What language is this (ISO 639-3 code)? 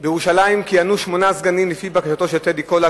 heb